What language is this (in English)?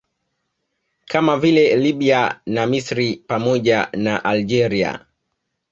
Swahili